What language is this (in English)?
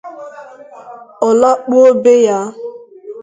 Igbo